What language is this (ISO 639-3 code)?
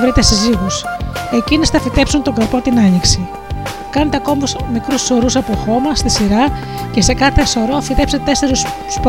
ell